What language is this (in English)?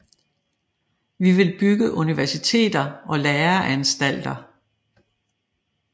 Danish